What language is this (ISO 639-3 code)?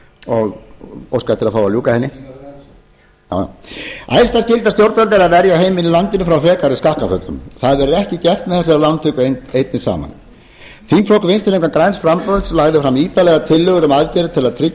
isl